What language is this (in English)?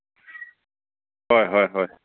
Manipuri